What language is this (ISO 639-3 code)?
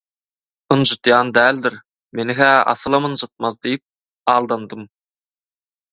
tuk